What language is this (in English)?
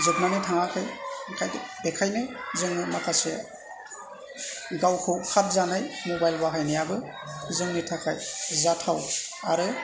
Bodo